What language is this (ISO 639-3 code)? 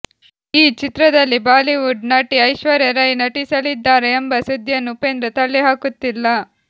kan